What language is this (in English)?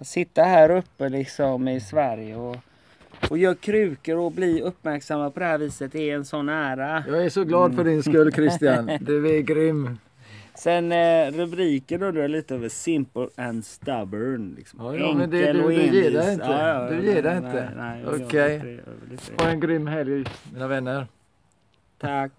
Swedish